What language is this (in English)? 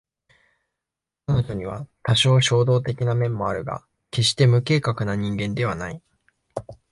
Japanese